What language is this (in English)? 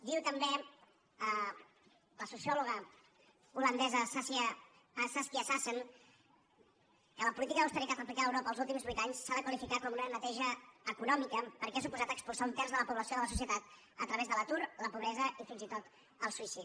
Catalan